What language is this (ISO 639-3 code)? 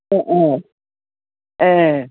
brx